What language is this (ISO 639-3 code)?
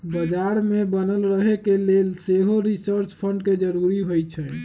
mag